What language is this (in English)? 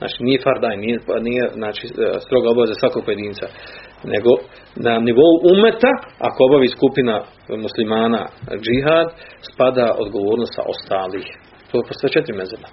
Croatian